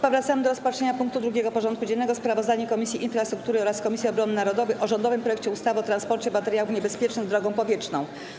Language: Polish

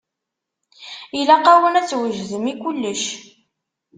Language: Kabyle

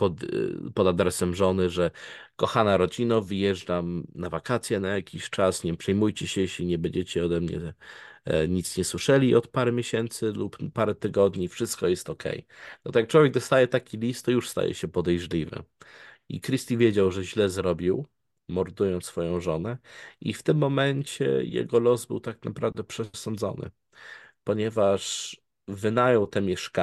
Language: Polish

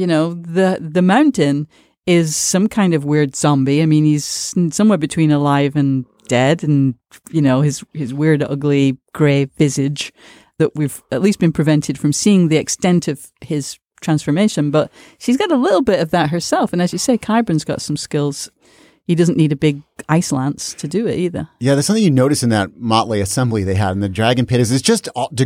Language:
English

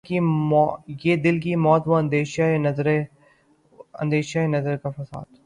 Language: Urdu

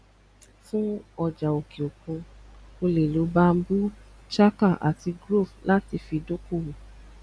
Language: Yoruba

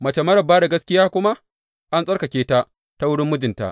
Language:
Hausa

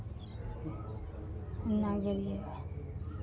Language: Maithili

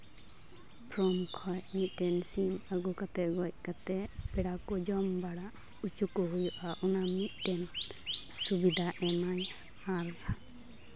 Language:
Santali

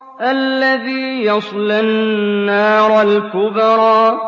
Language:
Arabic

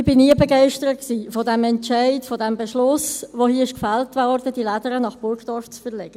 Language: Swiss German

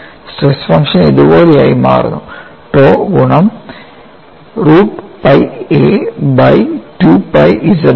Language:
Malayalam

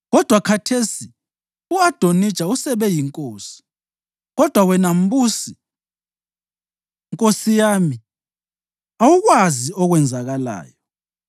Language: North Ndebele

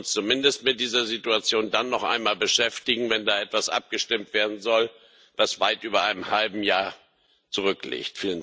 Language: German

